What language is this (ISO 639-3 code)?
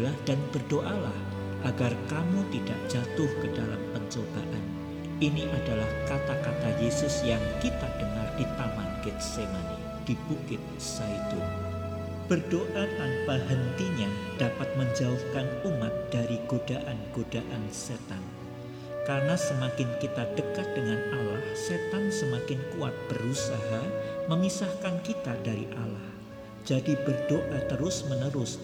ind